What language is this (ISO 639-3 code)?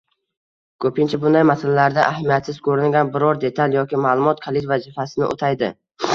uzb